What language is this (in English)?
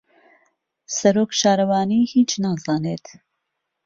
Central Kurdish